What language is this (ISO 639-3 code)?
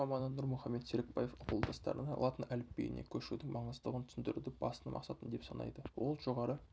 kaz